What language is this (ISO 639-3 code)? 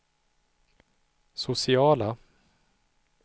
swe